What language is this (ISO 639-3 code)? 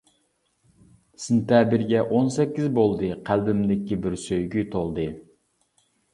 uig